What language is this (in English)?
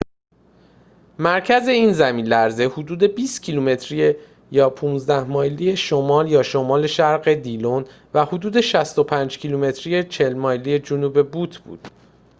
Persian